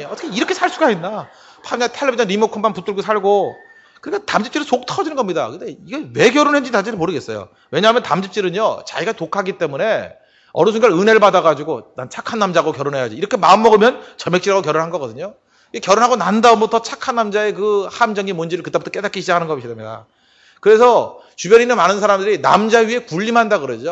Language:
Korean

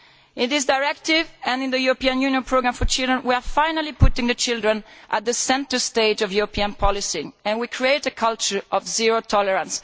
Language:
English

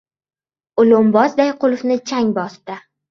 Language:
Uzbek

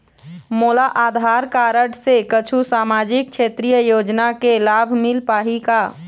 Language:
Chhattisgarhi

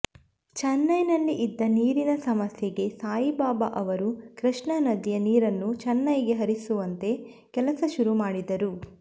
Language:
Kannada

